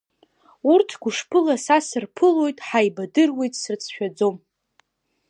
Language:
Abkhazian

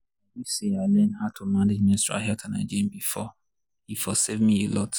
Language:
Nigerian Pidgin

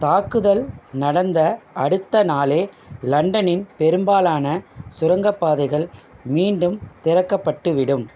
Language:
Tamil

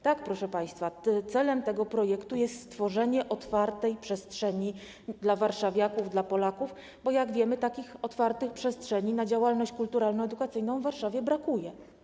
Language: Polish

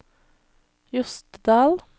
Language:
Norwegian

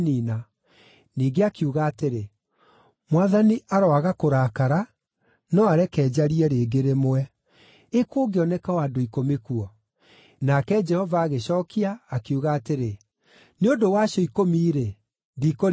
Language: Kikuyu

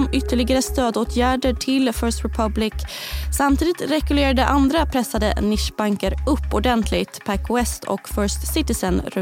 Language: Swedish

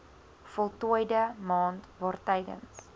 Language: Afrikaans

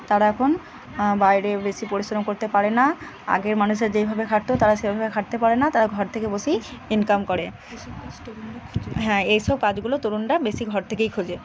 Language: Bangla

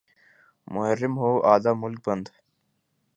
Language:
Urdu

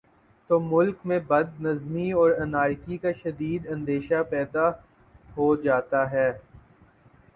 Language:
Urdu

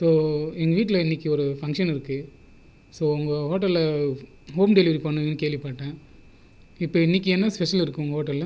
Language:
Tamil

